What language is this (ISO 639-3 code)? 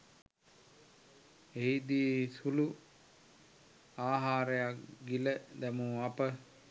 sin